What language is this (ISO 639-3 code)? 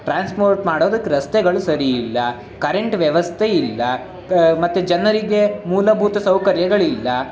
kan